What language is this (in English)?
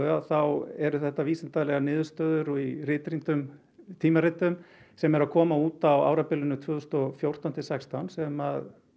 Icelandic